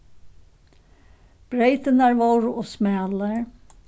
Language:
Faroese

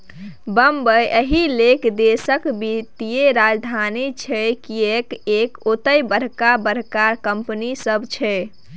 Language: Maithili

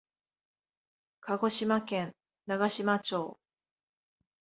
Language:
Japanese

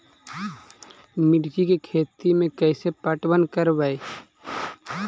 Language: Magahi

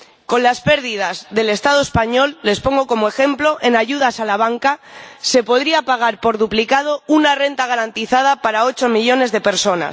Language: Spanish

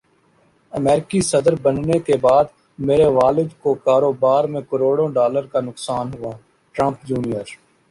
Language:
Urdu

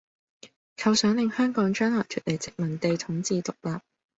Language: Cantonese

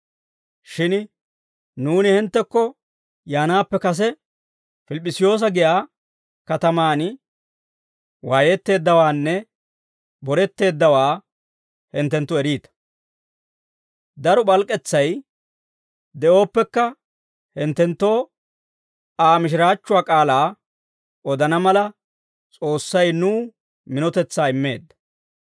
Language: Dawro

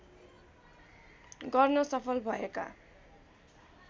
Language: Nepali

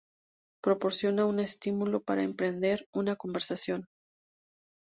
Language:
Spanish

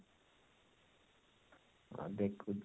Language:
Odia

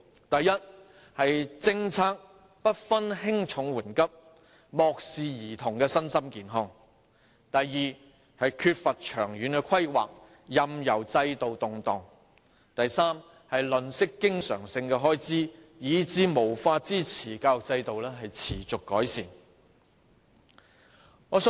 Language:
Cantonese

